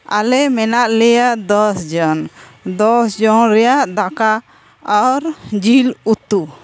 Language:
Santali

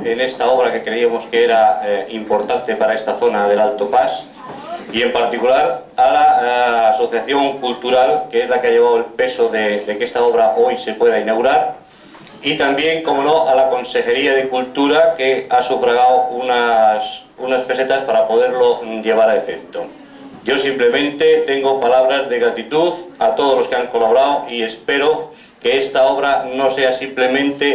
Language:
Spanish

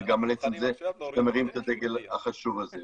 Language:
Hebrew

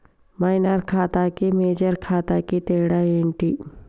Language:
Telugu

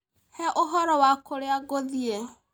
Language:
Kikuyu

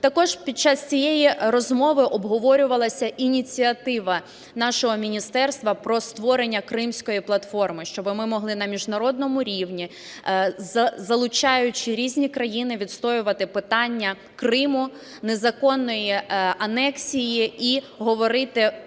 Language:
Ukrainian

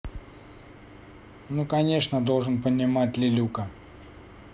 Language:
Russian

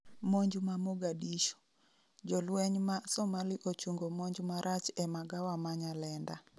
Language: Luo (Kenya and Tanzania)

